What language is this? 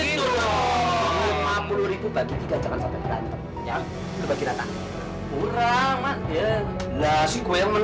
Indonesian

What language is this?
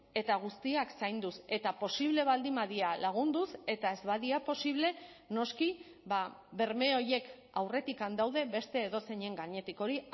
Basque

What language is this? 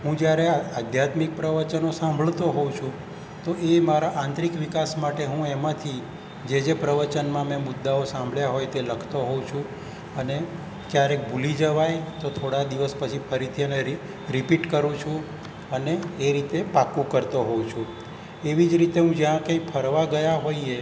Gujarati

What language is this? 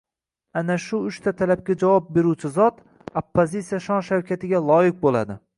Uzbek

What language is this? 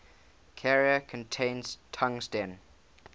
English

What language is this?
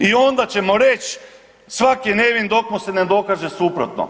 Croatian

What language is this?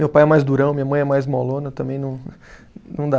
Portuguese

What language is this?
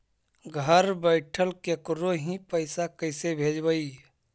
Magahi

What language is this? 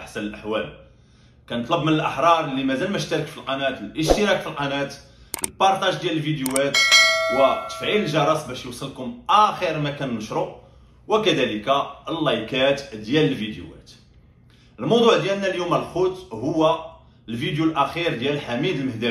Arabic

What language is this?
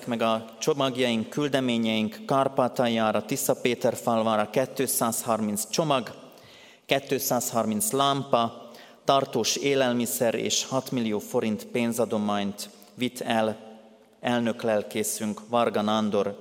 Hungarian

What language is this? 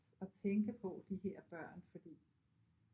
Danish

